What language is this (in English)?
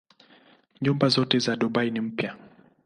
Swahili